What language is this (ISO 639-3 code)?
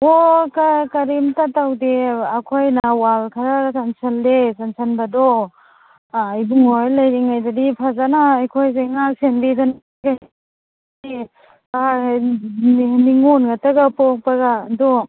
mni